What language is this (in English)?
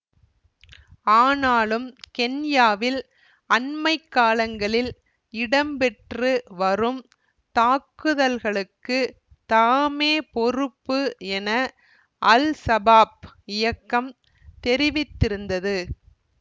Tamil